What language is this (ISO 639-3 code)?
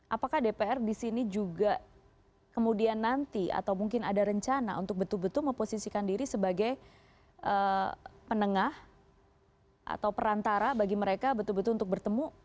ind